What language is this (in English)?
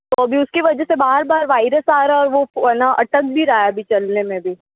Hindi